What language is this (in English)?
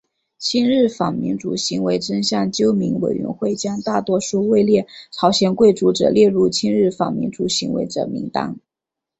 Chinese